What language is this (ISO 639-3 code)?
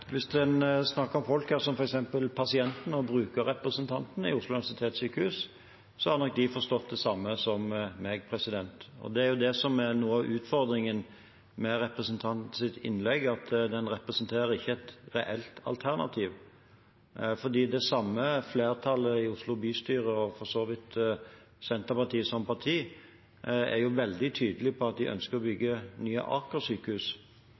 nob